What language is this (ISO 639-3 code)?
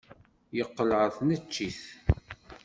kab